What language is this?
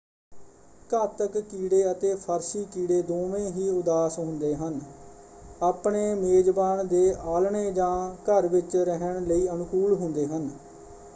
Punjabi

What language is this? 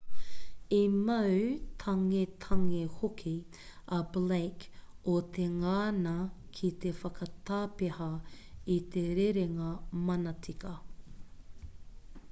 Māori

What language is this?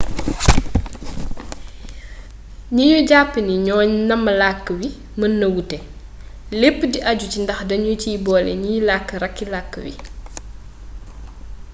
Wolof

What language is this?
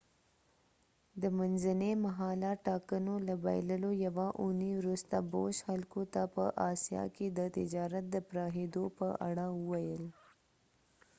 Pashto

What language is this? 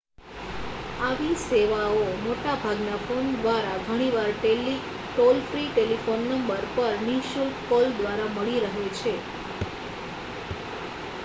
Gujarati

